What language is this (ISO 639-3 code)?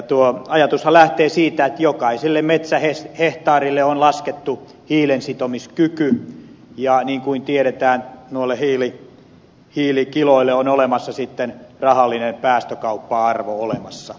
fin